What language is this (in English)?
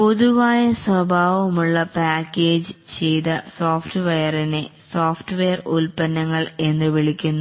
Malayalam